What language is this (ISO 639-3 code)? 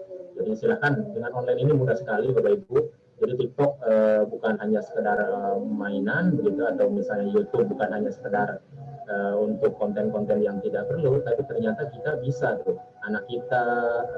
ind